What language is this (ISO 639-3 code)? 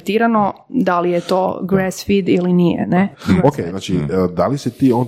hrv